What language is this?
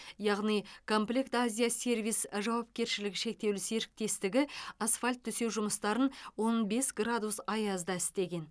Kazakh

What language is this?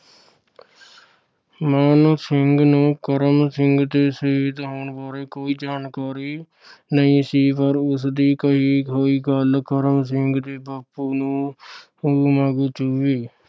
Punjabi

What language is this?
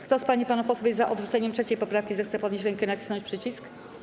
Polish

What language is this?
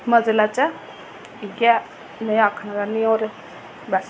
Dogri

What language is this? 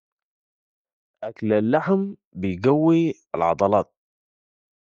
Sudanese Arabic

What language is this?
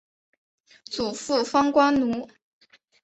Chinese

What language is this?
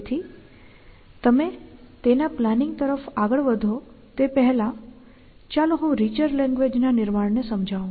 Gujarati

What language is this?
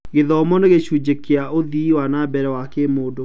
Kikuyu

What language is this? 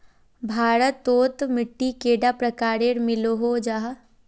Magahi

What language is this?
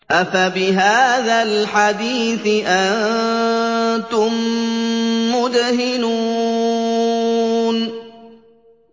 Arabic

